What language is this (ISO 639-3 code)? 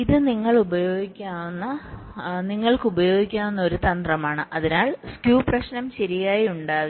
mal